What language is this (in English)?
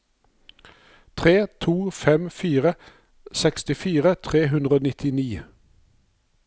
Norwegian